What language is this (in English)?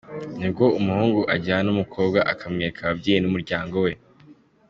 Kinyarwanda